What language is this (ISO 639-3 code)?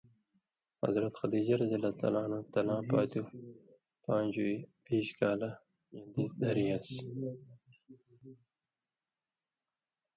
mvy